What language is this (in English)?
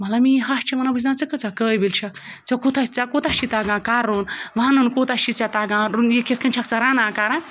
Kashmiri